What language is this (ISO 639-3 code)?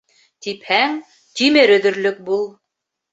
bak